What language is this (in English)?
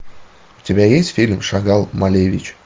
Russian